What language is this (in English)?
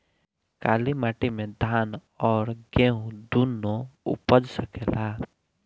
Bhojpuri